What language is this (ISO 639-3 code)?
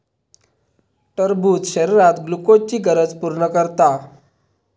mar